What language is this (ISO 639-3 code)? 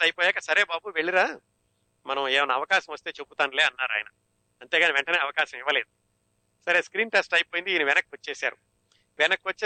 tel